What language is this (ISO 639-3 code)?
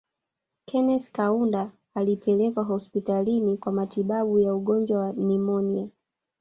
swa